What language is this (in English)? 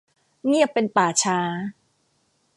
Thai